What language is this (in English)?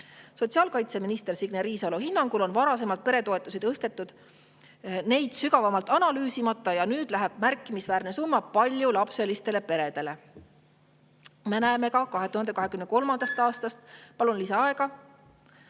Estonian